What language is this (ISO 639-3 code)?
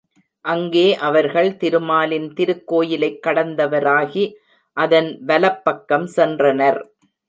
tam